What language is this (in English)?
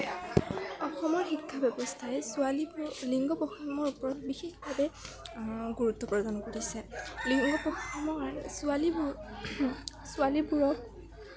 Assamese